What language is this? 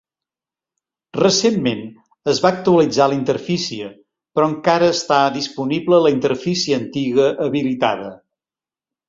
Catalan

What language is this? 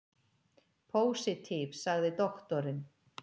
Icelandic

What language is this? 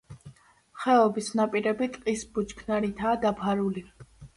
Georgian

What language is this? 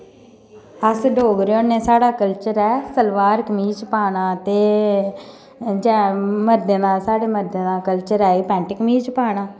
Dogri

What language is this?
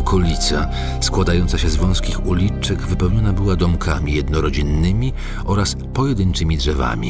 Polish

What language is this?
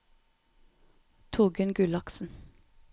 Norwegian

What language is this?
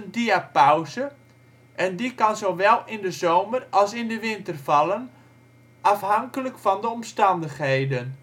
Dutch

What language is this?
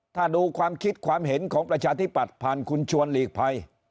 Thai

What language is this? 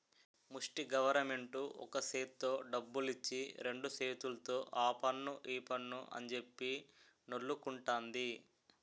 Telugu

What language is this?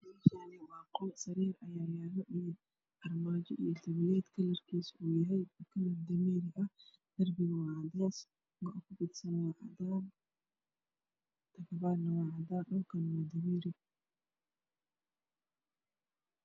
Somali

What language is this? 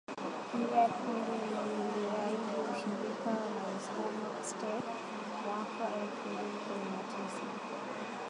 Swahili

